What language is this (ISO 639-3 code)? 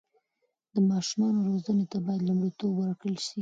pus